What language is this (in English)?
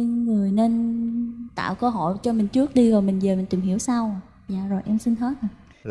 Vietnamese